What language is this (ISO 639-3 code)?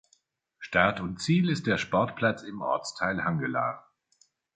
deu